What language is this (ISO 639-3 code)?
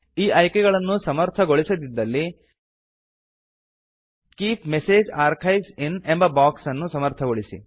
kan